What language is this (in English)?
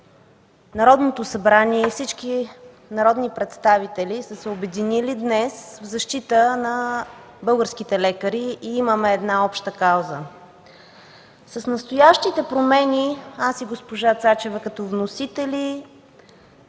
Bulgarian